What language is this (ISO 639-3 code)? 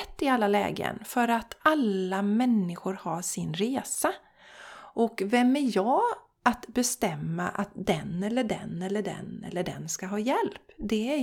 swe